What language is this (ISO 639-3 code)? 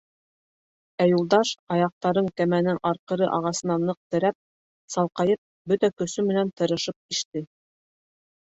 bak